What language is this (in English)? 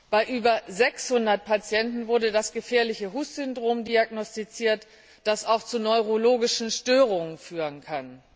German